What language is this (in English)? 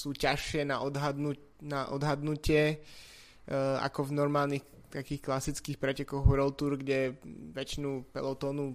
Slovak